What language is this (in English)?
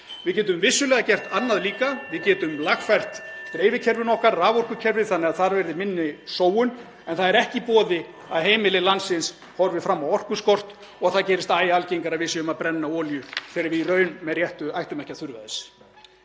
Icelandic